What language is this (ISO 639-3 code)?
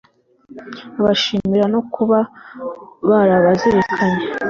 kin